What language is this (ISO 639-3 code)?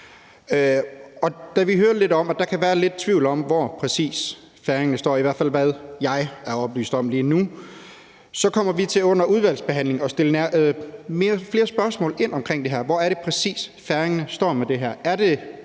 dan